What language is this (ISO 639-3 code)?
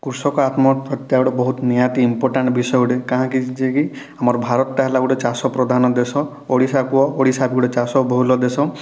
ori